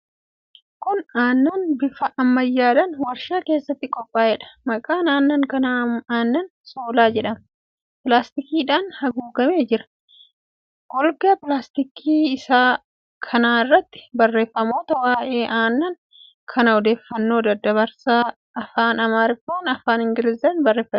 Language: Oromo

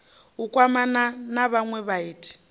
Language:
Venda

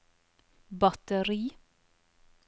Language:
Norwegian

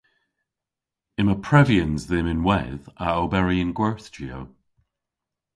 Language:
Cornish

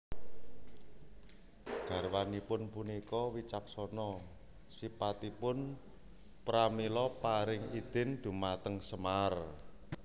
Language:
Javanese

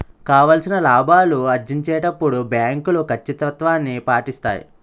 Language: Telugu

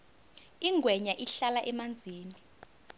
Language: South Ndebele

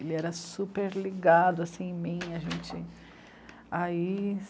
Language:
Portuguese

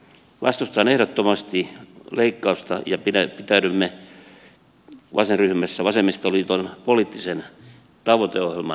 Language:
Finnish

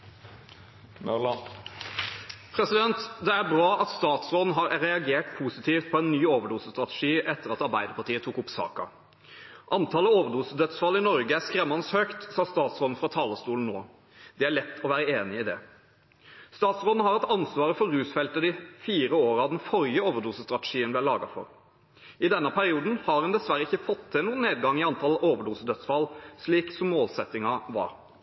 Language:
Norwegian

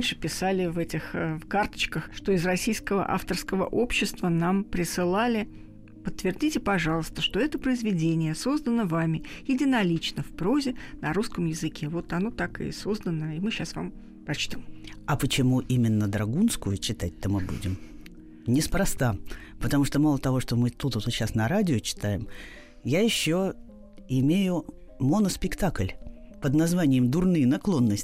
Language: Russian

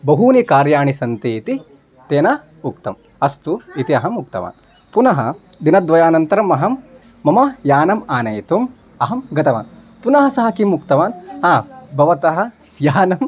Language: Sanskrit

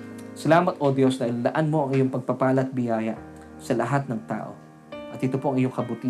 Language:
Filipino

